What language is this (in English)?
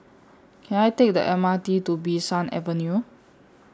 English